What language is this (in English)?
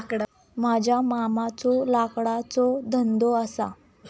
Marathi